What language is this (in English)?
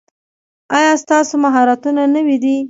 Pashto